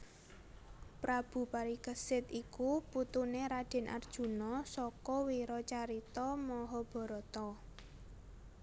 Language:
Javanese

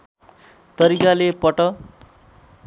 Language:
Nepali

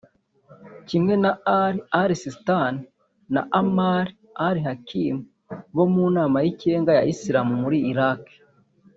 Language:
Kinyarwanda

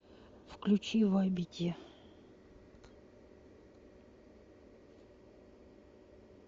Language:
Russian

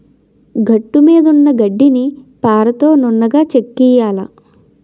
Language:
Telugu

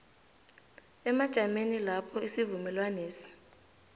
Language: South Ndebele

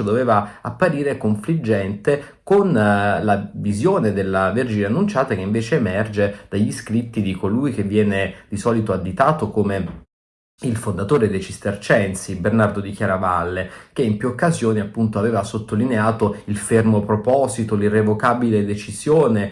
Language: Italian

